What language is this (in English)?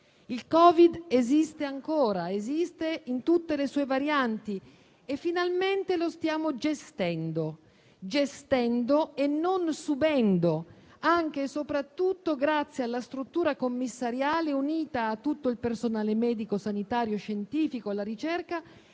Italian